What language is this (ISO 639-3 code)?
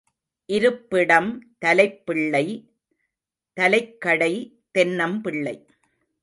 tam